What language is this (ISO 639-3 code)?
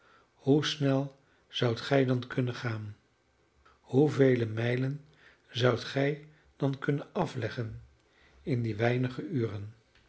nld